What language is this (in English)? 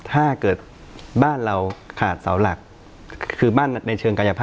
Thai